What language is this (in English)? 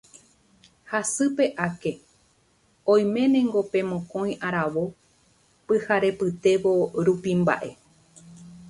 Guarani